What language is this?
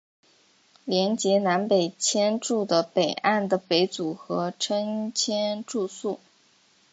Chinese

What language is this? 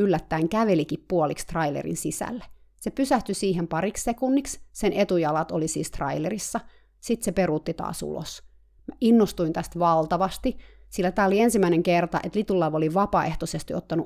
Finnish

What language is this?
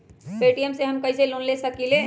Magahi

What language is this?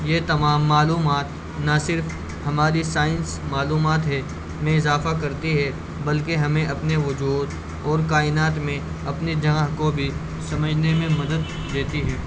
Urdu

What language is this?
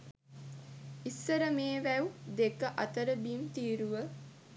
Sinhala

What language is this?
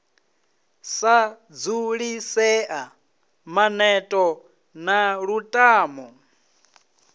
Venda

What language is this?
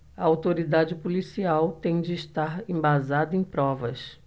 Portuguese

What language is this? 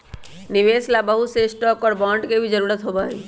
Magahi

